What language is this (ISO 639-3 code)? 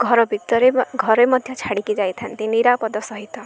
ori